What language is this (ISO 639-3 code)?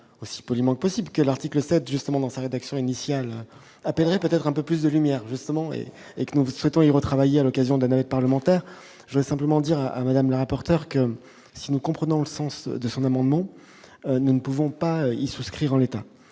fra